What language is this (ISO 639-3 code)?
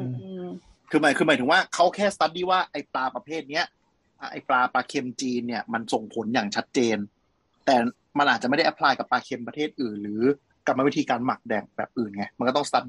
tha